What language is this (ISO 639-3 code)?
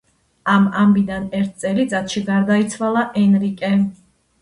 kat